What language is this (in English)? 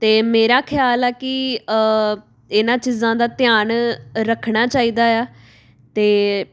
Punjabi